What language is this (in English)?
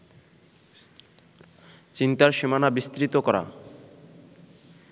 Bangla